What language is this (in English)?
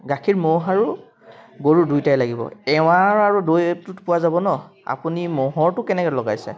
Assamese